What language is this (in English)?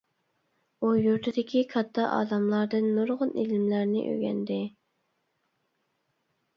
Uyghur